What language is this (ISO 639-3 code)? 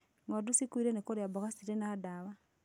kik